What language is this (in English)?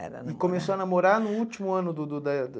Portuguese